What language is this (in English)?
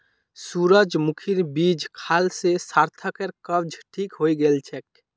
Magahi